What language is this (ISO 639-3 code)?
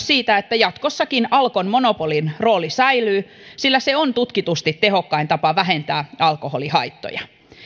fin